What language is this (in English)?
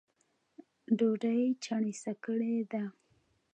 Pashto